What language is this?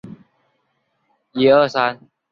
Chinese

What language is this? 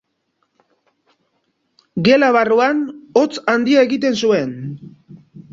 Basque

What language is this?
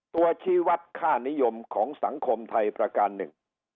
Thai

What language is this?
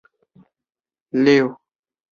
Chinese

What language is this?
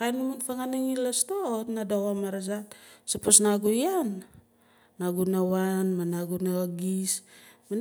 Nalik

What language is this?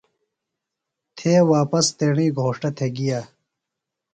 Phalura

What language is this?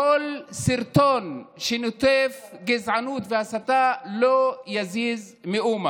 Hebrew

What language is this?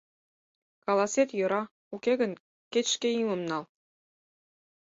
Mari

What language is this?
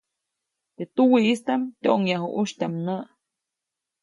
Copainalá Zoque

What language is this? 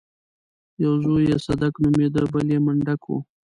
Pashto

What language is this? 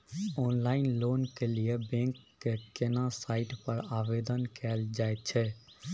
Maithili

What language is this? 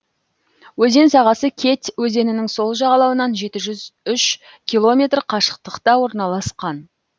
Kazakh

